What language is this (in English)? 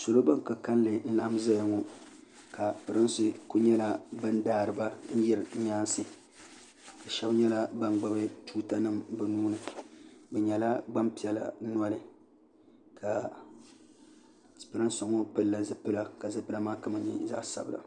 Dagbani